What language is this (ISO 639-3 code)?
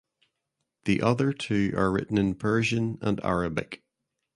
eng